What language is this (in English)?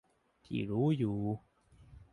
Thai